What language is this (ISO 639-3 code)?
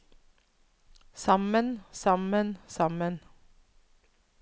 nor